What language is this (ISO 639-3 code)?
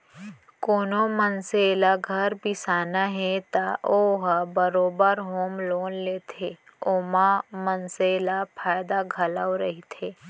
hne